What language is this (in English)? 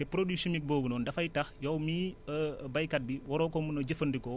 Wolof